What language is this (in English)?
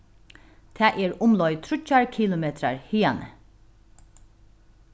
Faroese